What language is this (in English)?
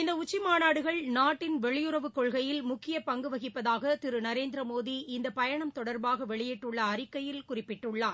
Tamil